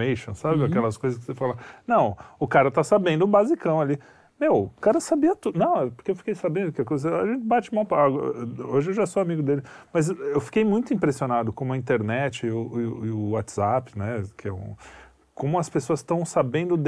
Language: Portuguese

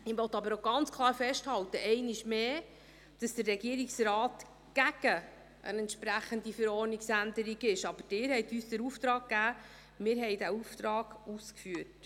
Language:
Swiss German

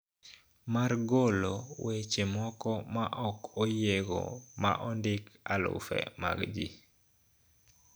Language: Luo (Kenya and Tanzania)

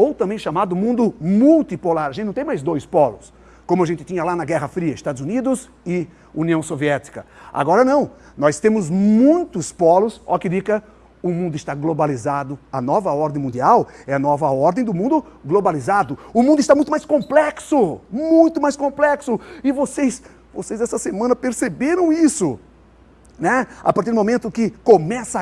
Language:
Portuguese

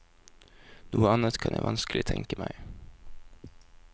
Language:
Norwegian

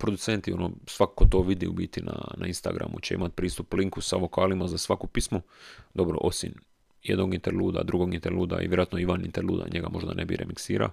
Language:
Croatian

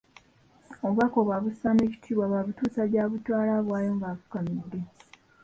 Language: Ganda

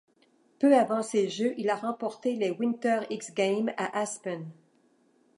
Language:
French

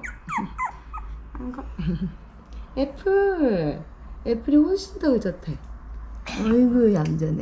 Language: Korean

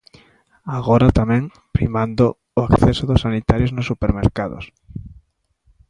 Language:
Galician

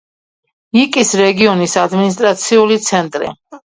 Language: Georgian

